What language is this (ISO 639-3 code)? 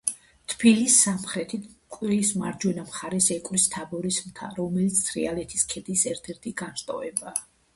kat